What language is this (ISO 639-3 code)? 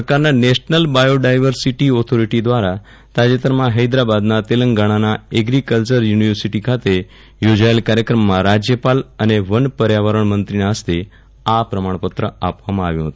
guj